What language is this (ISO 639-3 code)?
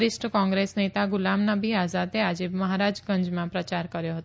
guj